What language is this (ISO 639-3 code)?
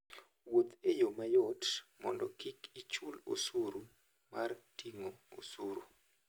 luo